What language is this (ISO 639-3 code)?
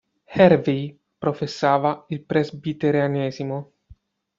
ita